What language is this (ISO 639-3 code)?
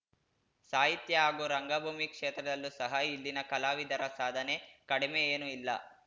kan